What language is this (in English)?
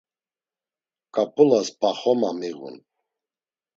Laz